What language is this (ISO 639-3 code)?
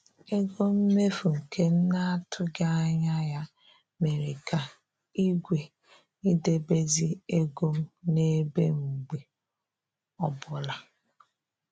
ibo